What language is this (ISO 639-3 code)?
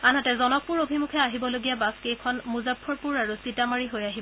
asm